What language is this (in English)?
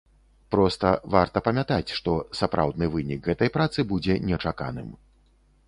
Belarusian